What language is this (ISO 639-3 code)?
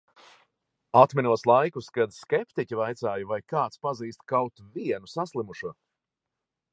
lav